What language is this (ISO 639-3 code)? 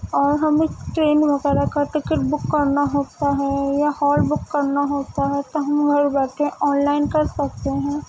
urd